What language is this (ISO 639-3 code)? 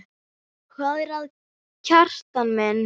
isl